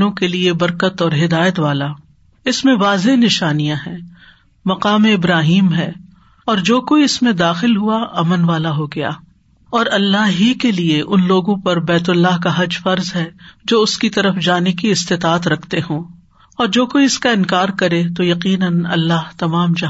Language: Urdu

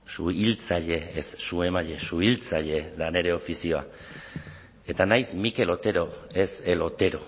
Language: Basque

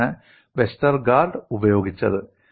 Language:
Malayalam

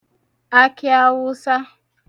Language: Igbo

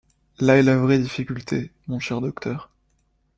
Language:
French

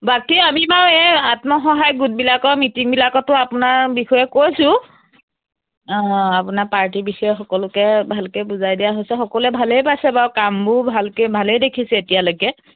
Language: Assamese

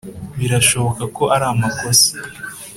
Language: Kinyarwanda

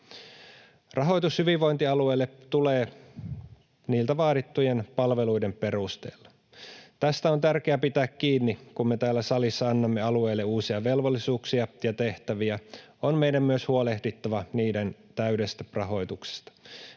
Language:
Finnish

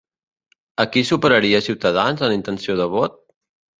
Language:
Catalan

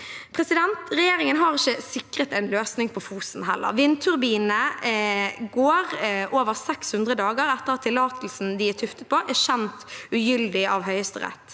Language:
Norwegian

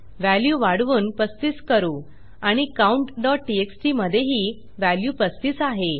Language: Marathi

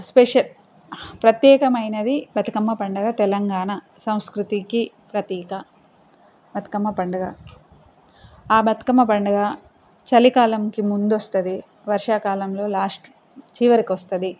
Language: Telugu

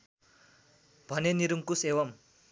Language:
Nepali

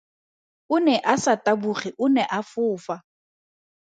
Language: Tswana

